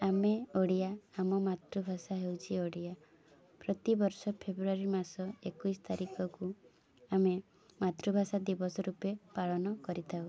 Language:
Odia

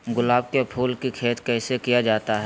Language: Magahi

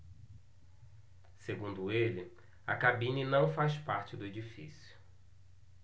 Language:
Portuguese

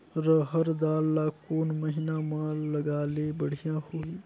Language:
Chhattisgarhi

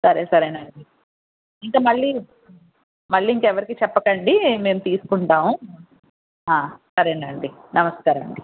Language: Telugu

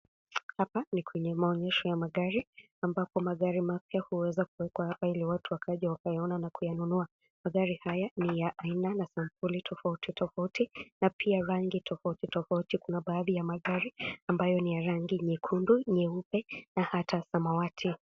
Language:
Swahili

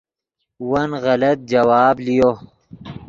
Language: Yidgha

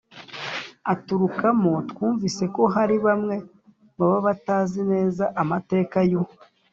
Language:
Kinyarwanda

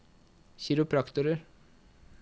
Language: Norwegian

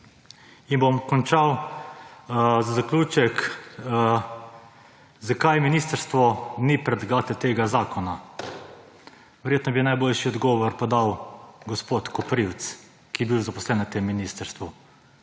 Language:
Slovenian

